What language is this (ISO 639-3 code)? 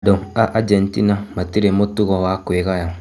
kik